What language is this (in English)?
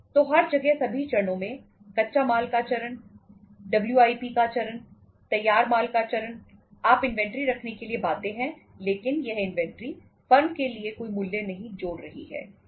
Hindi